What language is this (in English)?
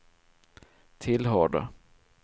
Swedish